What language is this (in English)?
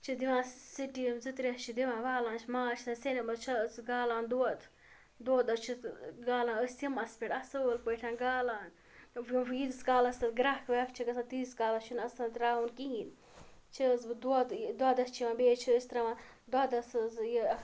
Kashmiri